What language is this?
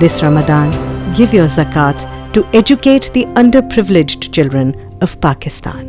English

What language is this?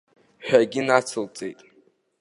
Abkhazian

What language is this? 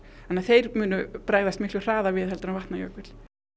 Icelandic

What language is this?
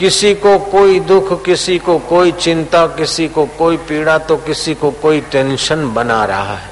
Hindi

